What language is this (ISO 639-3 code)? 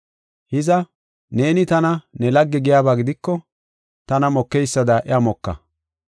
gof